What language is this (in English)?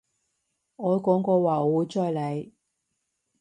Cantonese